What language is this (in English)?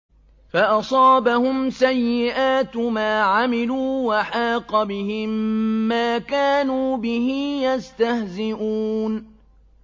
Arabic